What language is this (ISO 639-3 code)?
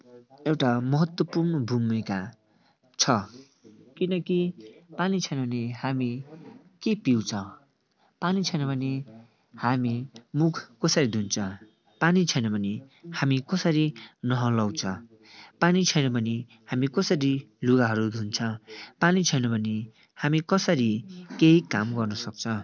nep